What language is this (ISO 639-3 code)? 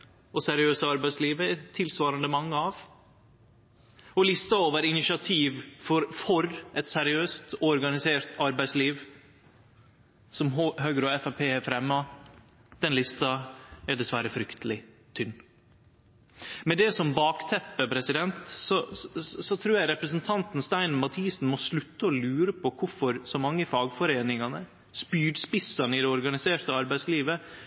nno